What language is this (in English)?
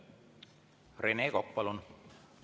Estonian